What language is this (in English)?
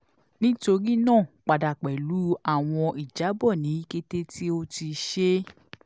Yoruba